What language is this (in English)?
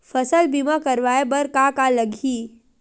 Chhattisgarhi